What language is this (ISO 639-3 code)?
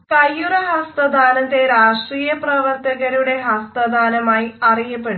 mal